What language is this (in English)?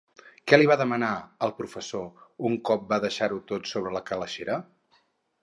Catalan